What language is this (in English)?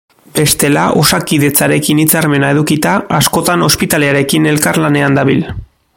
Basque